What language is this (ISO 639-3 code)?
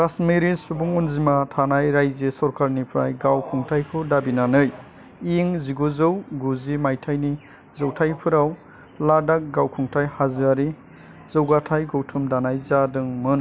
brx